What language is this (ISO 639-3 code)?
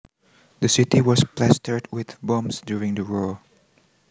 jav